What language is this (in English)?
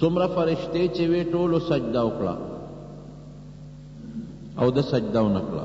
Indonesian